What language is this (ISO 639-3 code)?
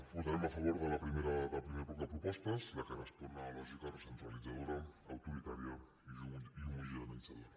cat